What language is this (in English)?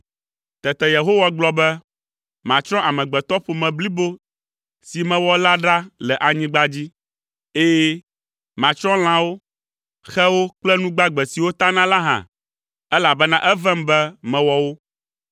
Ewe